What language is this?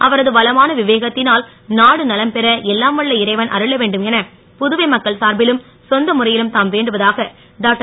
Tamil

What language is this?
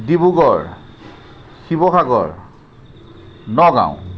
Assamese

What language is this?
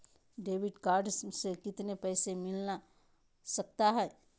Magahi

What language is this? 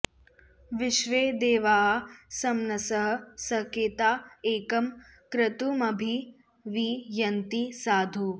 Sanskrit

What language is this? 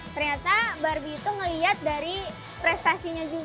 Indonesian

